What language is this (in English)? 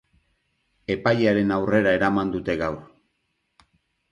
Basque